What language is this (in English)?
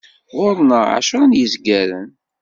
Kabyle